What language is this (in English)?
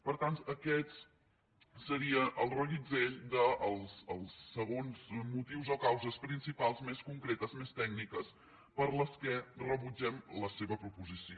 Catalan